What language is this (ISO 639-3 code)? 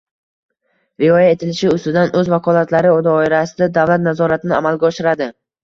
uzb